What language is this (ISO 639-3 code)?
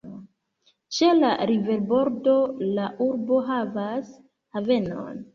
epo